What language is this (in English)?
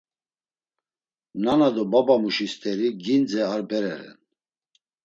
Laz